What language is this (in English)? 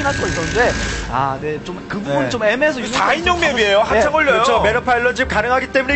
Korean